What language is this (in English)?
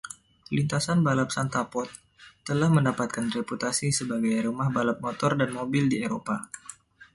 Indonesian